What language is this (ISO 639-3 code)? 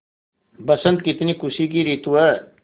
hin